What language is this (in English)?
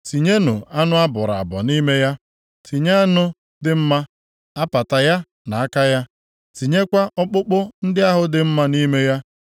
Igbo